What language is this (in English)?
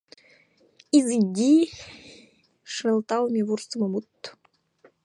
Mari